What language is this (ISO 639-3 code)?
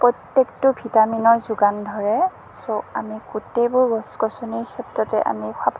asm